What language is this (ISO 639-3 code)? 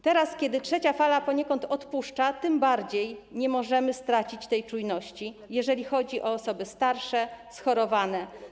pol